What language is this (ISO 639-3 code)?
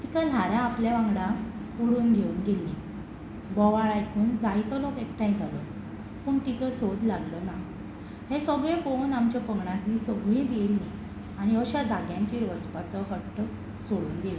kok